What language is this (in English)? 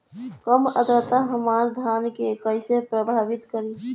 Bhojpuri